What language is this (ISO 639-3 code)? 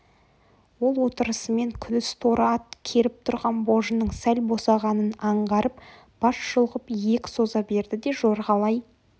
kaz